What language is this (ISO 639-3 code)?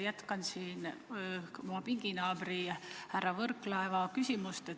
est